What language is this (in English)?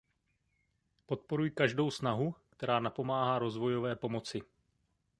Czech